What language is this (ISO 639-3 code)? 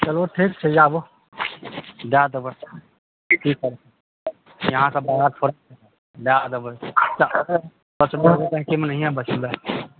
mai